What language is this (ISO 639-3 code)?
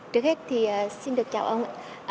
vie